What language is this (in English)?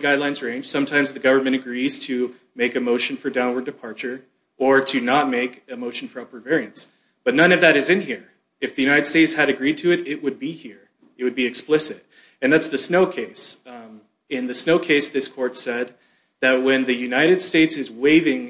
English